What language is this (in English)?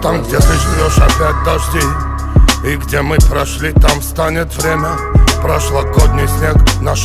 Russian